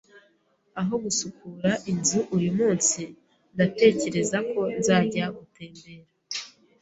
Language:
Kinyarwanda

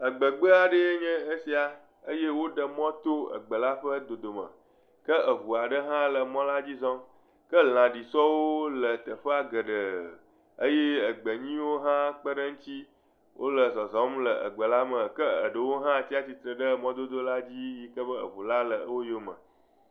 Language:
Ewe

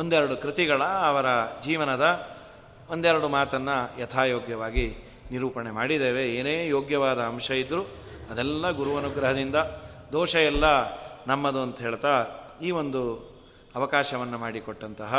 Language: Kannada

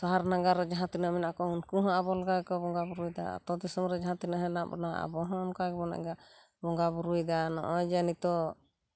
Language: Santali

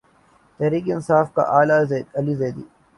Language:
Urdu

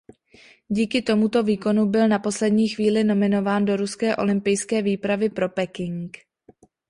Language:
Czech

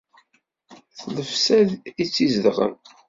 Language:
Kabyle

